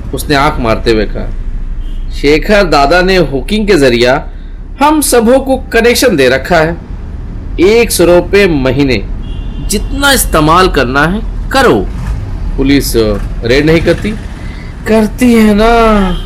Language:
Hindi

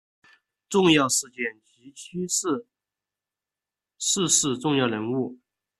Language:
Chinese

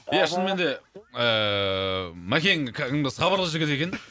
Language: Kazakh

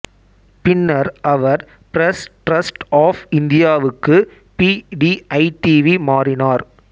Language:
Tamil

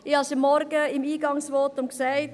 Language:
Swiss German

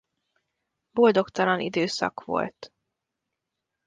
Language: Hungarian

